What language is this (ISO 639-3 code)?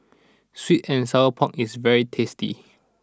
eng